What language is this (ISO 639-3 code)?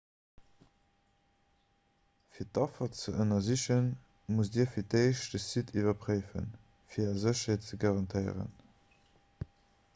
ltz